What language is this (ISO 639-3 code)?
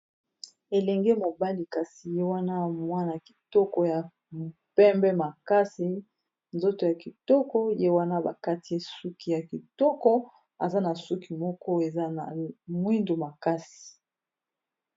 lin